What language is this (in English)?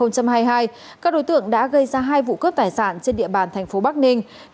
Vietnamese